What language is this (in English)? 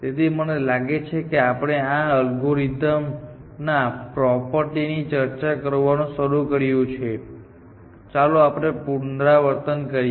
Gujarati